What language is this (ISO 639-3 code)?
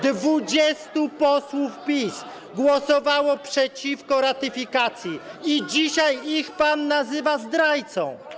pol